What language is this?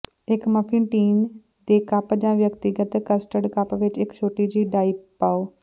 Punjabi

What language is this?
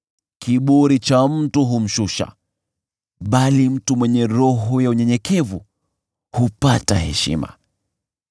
Swahili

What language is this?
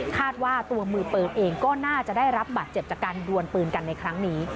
Thai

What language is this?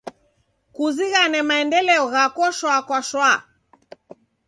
Taita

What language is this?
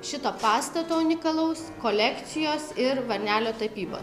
Lithuanian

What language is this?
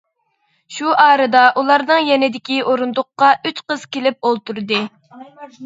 Uyghur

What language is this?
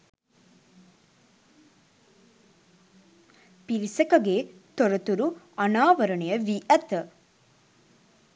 Sinhala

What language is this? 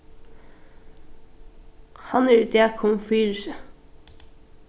Faroese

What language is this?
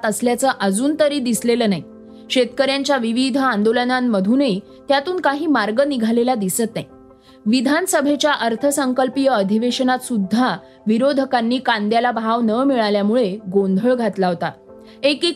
Marathi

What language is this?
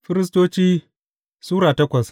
Hausa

